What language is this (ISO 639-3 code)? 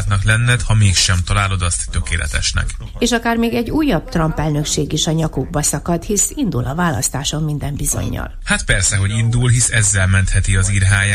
hun